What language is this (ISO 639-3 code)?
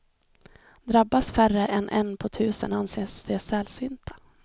swe